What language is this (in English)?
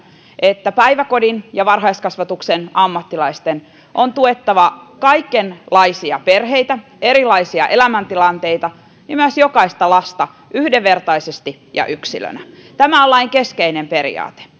Finnish